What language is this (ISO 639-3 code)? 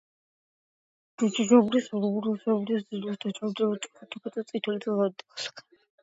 kat